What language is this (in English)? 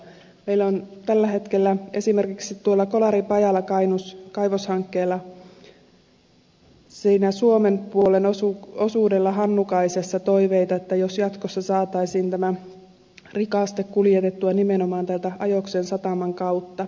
Finnish